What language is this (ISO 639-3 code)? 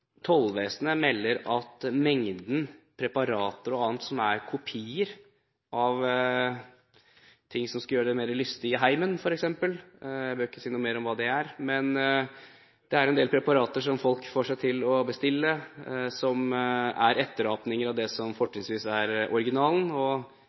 nob